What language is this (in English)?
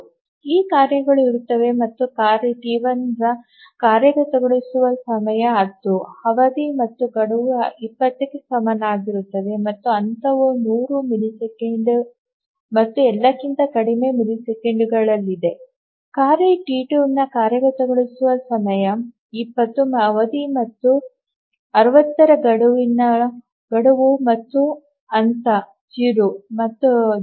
Kannada